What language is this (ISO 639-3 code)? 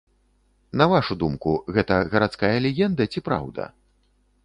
bel